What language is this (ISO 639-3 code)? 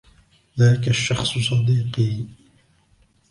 ara